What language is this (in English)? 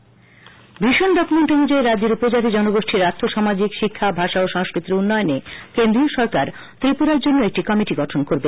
Bangla